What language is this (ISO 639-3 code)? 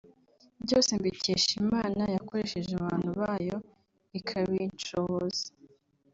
kin